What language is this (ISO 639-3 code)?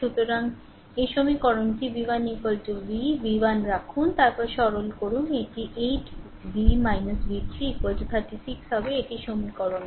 ben